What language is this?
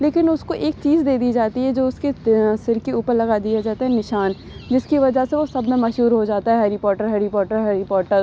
Urdu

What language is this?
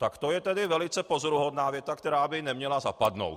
Czech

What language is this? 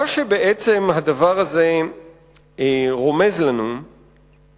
Hebrew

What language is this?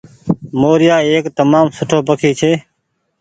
Goaria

